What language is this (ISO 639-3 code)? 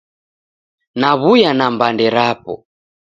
dav